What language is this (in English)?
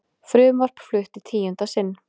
Icelandic